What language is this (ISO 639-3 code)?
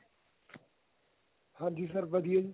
pan